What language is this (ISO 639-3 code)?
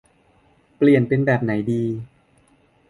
tha